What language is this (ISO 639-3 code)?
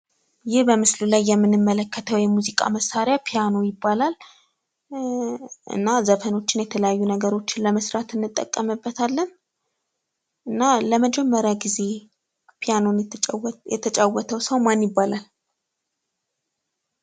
amh